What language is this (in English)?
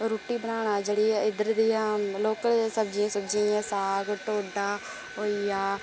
Dogri